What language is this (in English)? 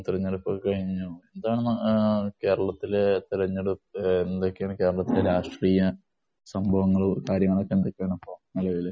Malayalam